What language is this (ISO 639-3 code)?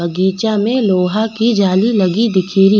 raj